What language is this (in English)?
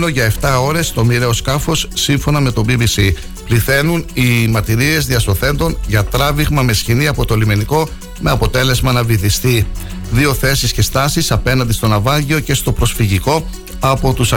Greek